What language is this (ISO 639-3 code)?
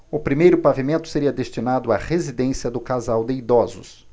por